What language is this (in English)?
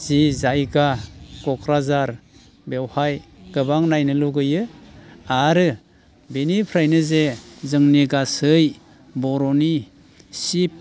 Bodo